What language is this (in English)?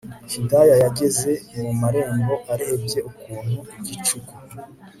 Kinyarwanda